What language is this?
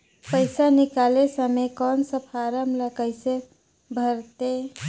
Chhattisgarhi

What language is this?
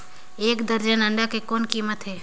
Chhattisgarhi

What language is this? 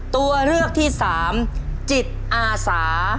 Thai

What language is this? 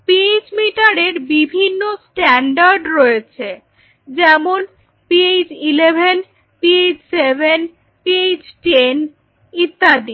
Bangla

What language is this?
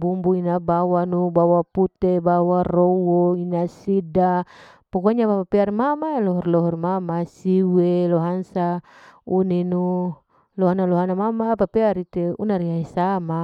Larike-Wakasihu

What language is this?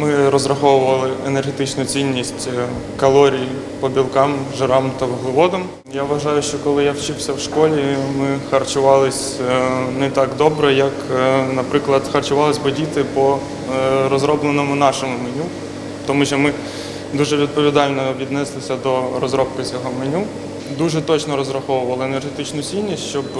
Ukrainian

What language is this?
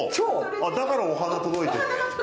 Japanese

